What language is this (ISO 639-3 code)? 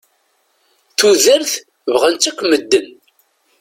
kab